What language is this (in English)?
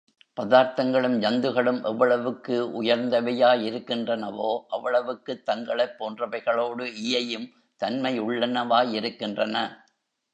Tamil